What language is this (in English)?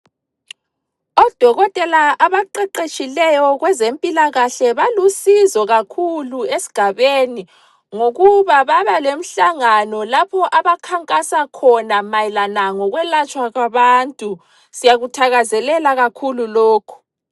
North Ndebele